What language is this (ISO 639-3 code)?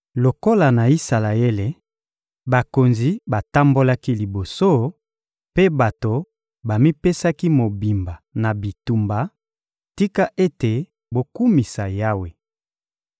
lin